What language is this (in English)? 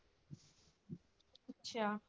Punjabi